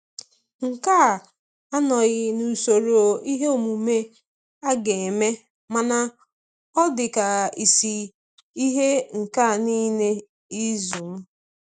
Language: Igbo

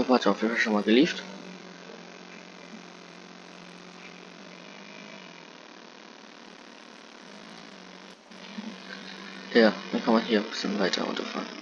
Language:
German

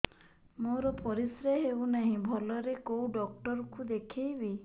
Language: Odia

